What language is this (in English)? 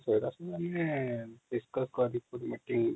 Odia